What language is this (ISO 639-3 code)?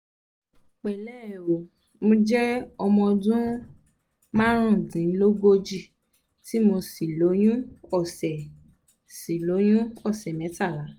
yor